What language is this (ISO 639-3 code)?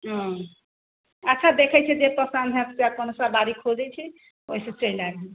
mai